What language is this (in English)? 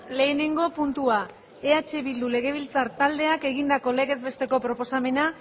Basque